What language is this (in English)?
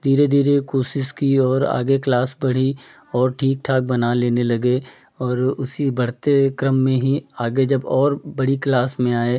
Hindi